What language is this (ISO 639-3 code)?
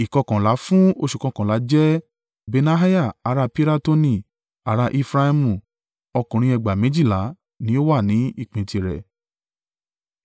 yor